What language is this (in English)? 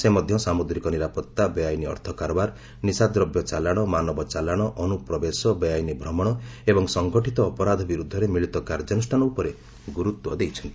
Odia